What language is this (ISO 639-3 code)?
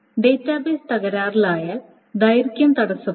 mal